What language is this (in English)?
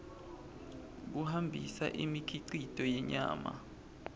Swati